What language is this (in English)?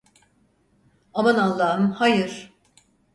Turkish